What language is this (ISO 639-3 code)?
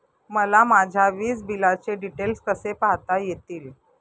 mar